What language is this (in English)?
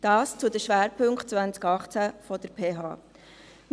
Swiss German